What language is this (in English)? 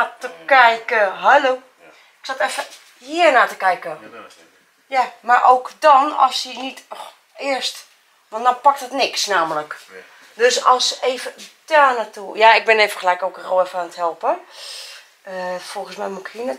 Dutch